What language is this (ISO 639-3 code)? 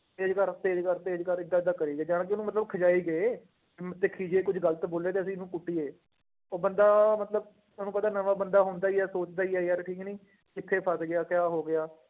pan